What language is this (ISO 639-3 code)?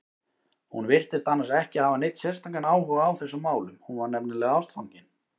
isl